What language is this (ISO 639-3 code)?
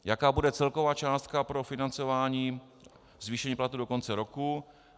ces